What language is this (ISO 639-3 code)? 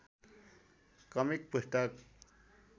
nep